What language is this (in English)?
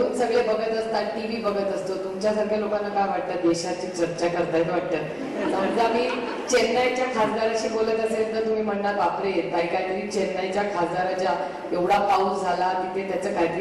Romanian